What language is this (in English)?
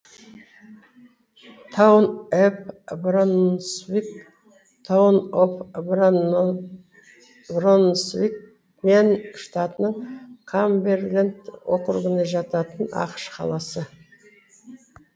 Kazakh